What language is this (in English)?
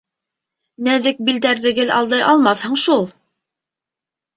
Bashkir